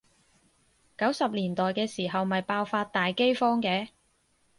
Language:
Cantonese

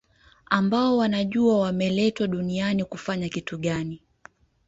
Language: Swahili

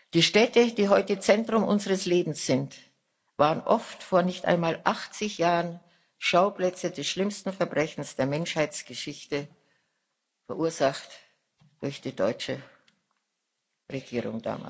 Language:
German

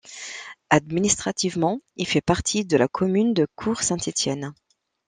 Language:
French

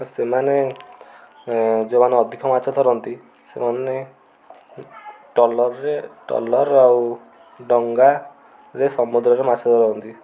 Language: Odia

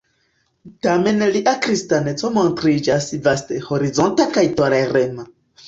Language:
Esperanto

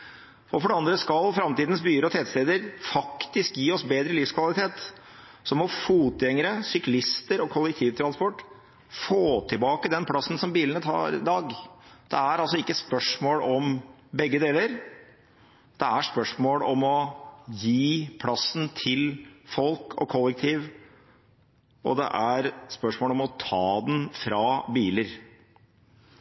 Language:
Norwegian Bokmål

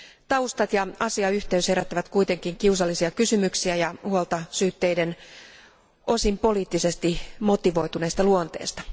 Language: Finnish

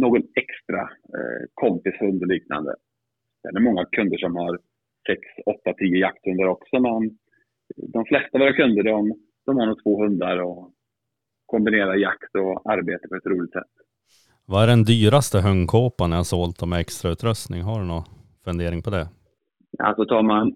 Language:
Swedish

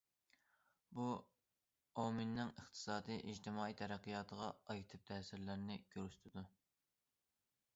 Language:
Uyghur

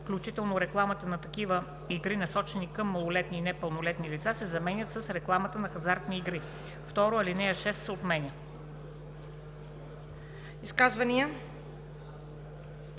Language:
Bulgarian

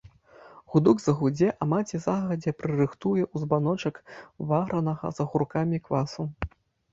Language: Belarusian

